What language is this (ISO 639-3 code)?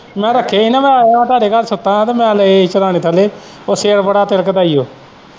pan